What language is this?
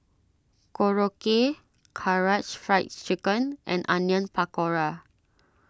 English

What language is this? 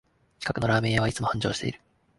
Japanese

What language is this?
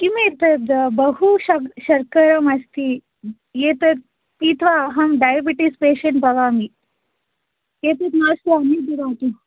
Sanskrit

